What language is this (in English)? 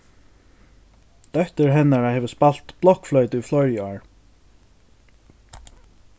Faroese